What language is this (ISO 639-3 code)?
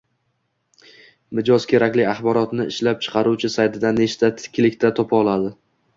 uzb